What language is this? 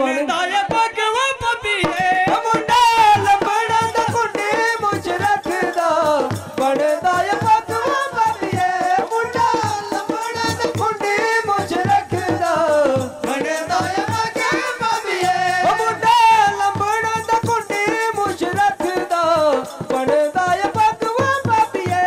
Punjabi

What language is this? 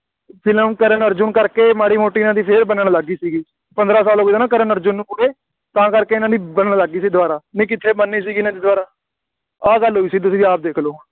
Punjabi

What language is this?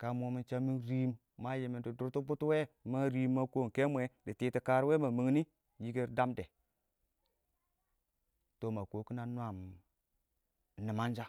Awak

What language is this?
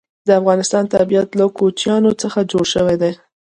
Pashto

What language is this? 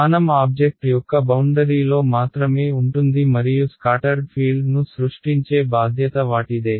Telugu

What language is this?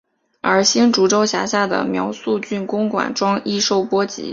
Chinese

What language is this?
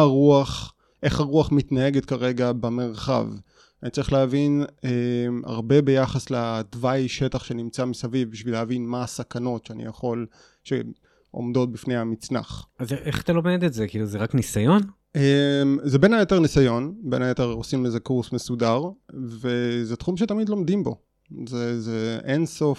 Hebrew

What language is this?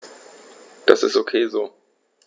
German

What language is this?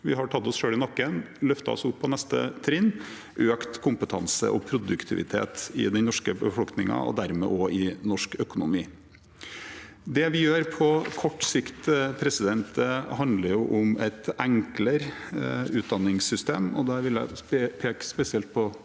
Norwegian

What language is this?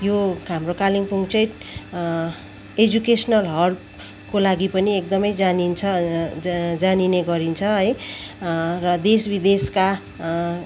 Nepali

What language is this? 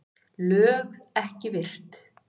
Icelandic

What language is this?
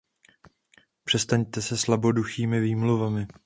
Czech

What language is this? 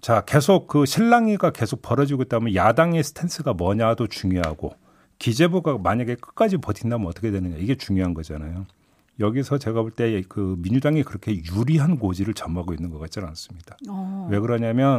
Korean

